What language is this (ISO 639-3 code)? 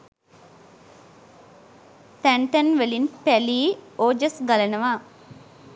sin